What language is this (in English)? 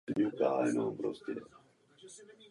Czech